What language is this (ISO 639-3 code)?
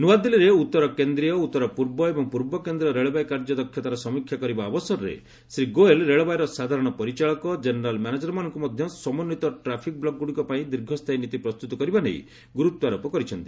ori